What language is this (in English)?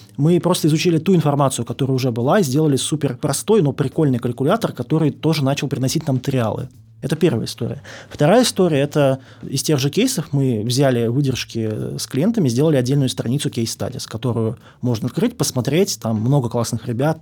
Russian